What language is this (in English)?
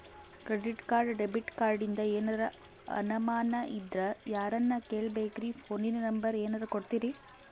Kannada